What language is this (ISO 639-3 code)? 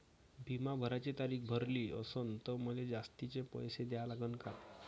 mar